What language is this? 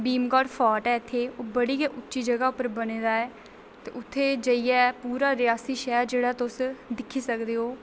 Dogri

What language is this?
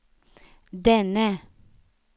Swedish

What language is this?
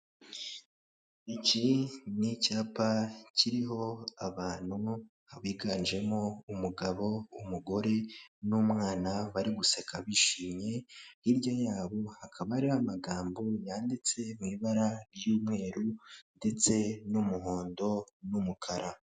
Kinyarwanda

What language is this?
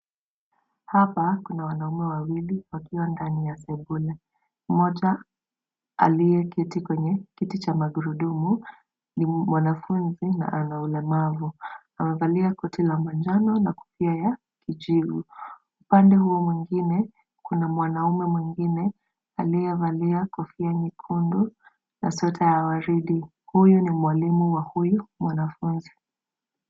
Swahili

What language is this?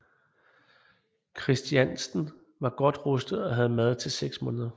Danish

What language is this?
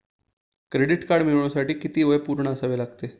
Marathi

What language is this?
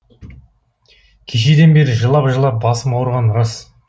Kazakh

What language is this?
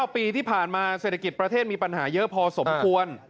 Thai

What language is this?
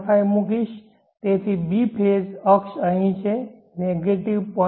Gujarati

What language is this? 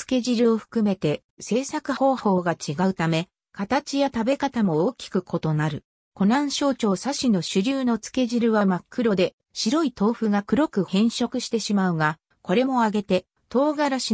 Japanese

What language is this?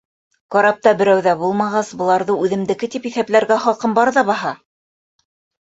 Bashkir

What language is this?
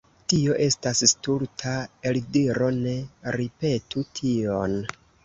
Esperanto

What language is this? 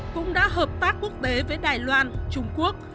Vietnamese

